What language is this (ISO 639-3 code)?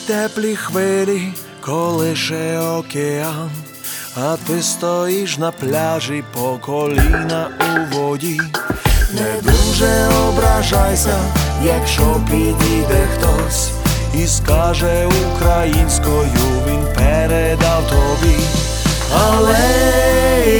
ukr